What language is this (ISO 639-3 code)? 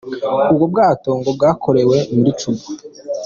kin